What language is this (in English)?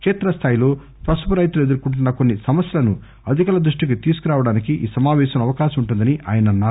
Telugu